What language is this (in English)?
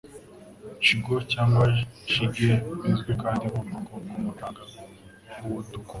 Kinyarwanda